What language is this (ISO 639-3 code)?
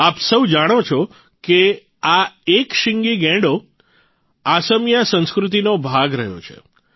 guj